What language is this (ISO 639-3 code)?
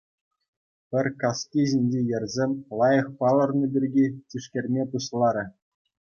chv